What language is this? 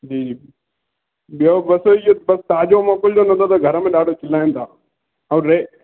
Sindhi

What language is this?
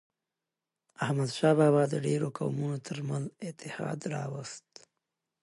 Pashto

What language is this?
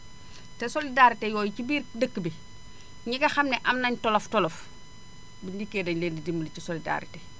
Wolof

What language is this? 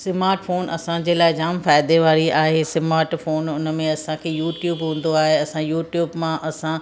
Sindhi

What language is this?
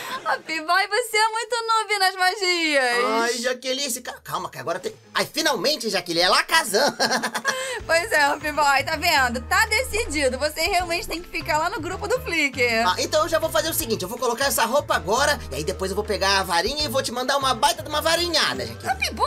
Portuguese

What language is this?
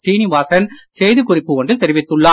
Tamil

